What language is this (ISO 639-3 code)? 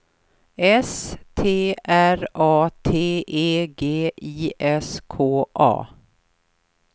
swe